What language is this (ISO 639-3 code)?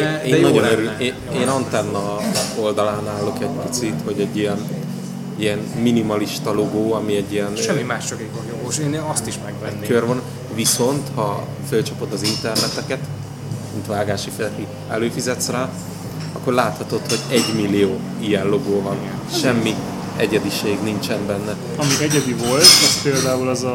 hun